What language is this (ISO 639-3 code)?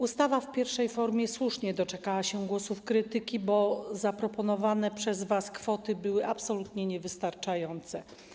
pol